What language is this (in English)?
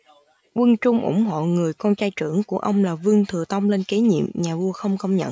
Vietnamese